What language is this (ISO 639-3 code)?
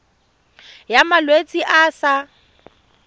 tsn